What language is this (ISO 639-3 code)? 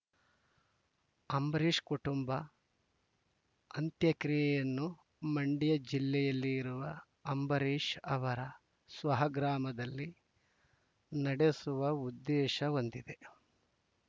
kan